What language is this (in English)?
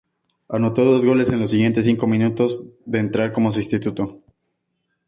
Spanish